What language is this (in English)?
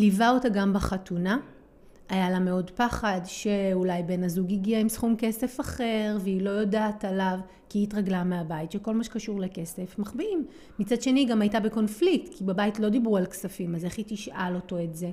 Hebrew